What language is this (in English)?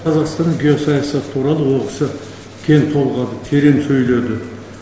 Kazakh